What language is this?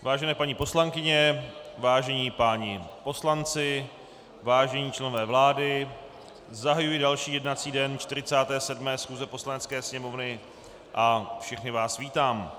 Czech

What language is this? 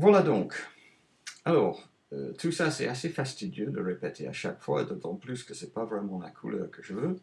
French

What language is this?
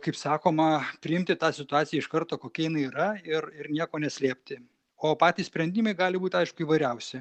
Lithuanian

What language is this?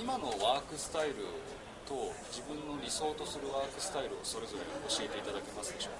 Japanese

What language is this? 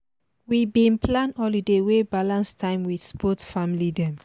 Nigerian Pidgin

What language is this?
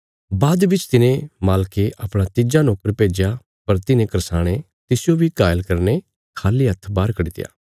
Bilaspuri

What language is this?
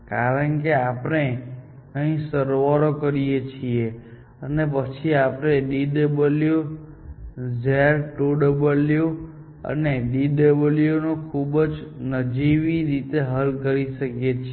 Gujarati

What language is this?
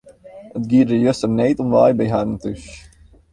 Western Frisian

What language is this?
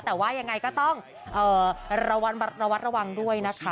Thai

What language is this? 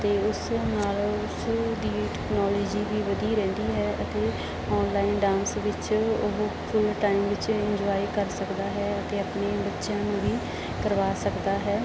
Punjabi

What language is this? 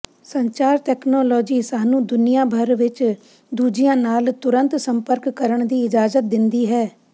Punjabi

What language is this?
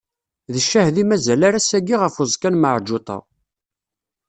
Kabyle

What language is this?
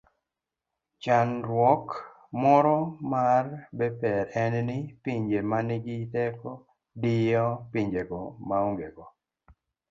Luo (Kenya and Tanzania)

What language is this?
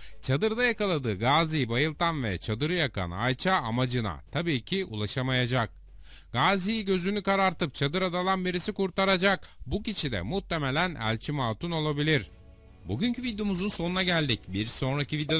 Turkish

